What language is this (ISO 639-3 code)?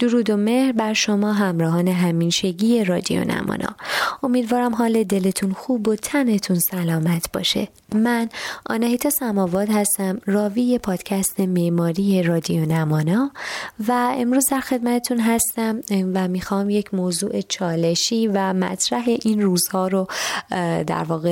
fas